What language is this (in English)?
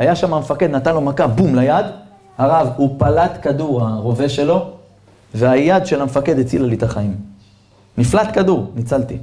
Hebrew